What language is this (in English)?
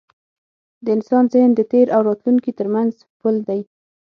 Pashto